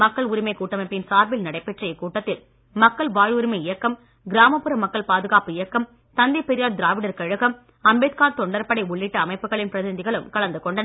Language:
Tamil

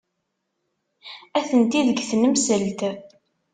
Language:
Kabyle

